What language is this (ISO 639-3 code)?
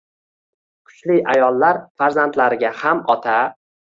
uzb